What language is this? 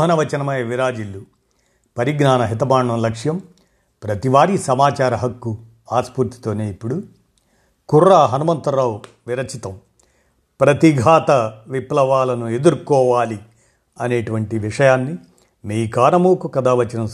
Telugu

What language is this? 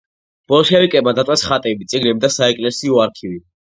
Georgian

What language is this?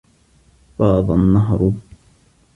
Arabic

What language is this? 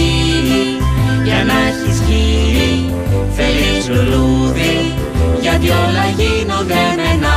Greek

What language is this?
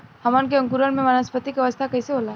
Bhojpuri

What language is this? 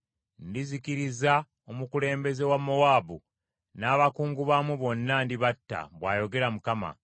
Ganda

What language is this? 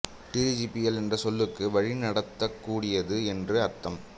Tamil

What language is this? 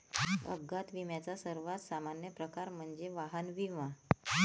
Marathi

